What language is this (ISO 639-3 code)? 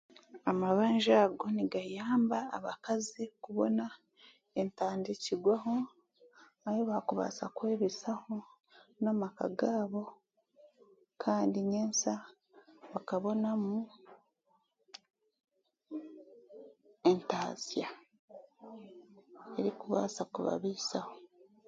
cgg